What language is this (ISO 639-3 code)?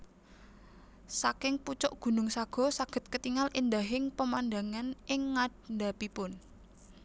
jav